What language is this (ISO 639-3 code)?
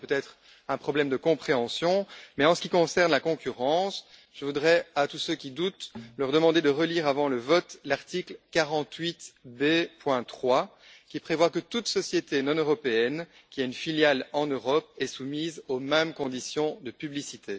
fra